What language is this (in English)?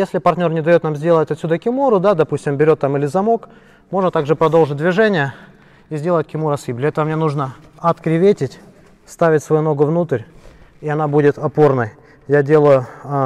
Russian